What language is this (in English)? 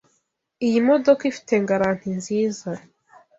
Kinyarwanda